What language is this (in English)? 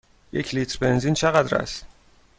Persian